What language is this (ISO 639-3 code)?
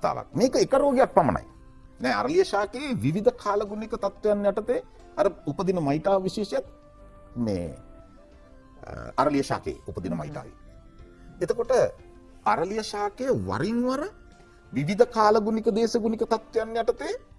ind